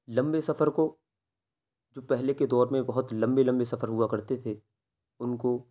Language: Urdu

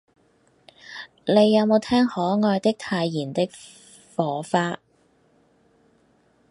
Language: Cantonese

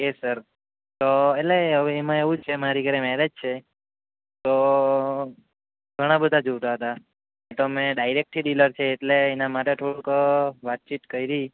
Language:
Gujarati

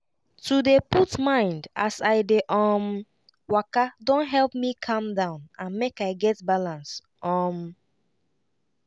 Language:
Nigerian Pidgin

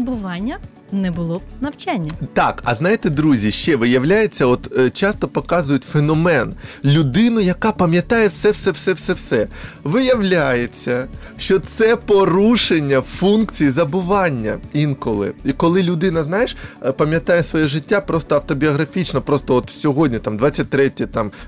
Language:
Ukrainian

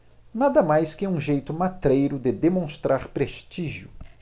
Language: Portuguese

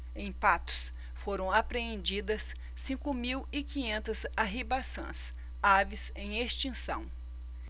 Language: Portuguese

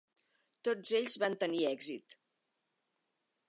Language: Catalan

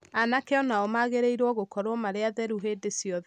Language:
Kikuyu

